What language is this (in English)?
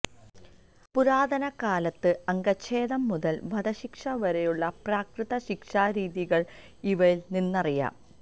Malayalam